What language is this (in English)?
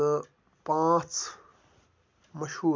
Kashmiri